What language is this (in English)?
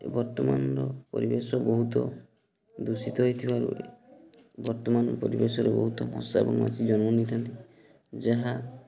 Odia